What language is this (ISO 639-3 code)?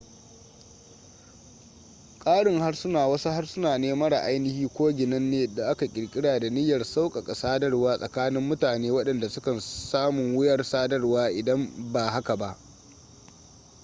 hau